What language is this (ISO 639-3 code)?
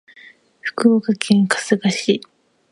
jpn